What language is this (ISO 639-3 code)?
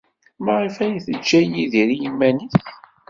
kab